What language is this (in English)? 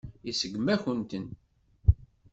Kabyle